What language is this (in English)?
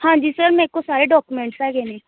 Punjabi